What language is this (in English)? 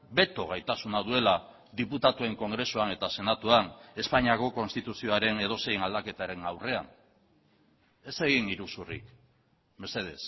Basque